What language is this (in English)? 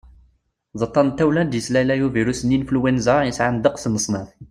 Kabyle